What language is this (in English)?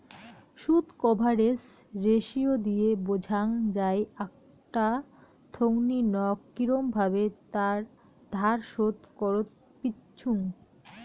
Bangla